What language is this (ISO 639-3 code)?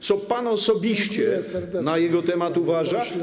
pol